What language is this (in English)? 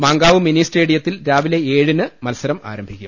Malayalam